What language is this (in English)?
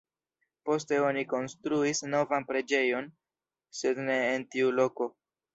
Esperanto